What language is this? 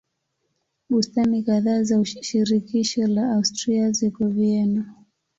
Swahili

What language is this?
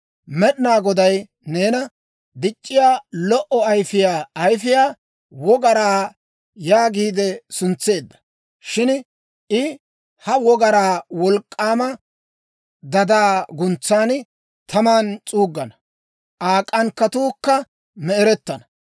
Dawro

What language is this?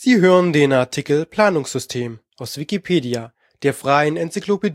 German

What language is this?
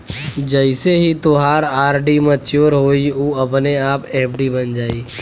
Bhojpuri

